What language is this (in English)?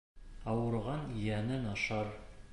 Bashkir